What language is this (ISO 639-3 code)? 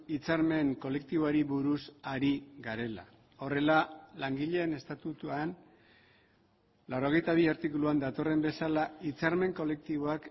eus